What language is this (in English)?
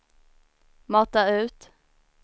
Swedish